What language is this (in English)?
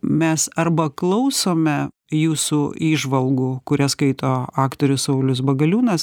Lithuanian